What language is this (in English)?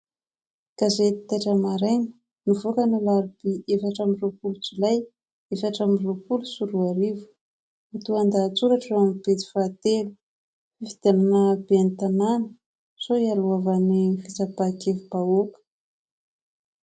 Malagasy